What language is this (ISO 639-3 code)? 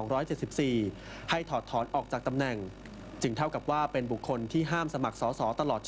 tha